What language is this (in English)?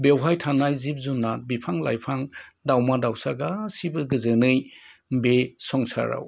Bodo